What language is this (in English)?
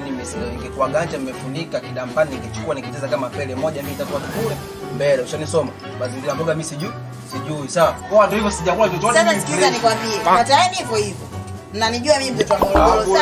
Indonesian